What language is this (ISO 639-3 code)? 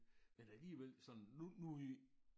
dan